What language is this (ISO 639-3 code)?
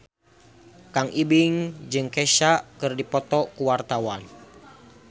sun